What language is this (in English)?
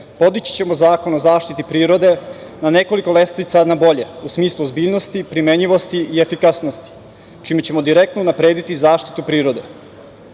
Serbian